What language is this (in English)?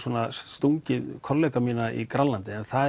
Icelandic